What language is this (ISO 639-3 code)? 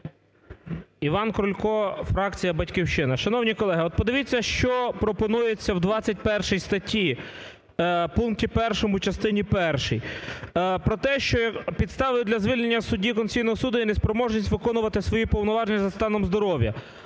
ukr